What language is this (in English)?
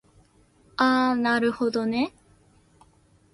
Japanese